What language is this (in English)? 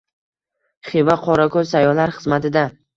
Uzbek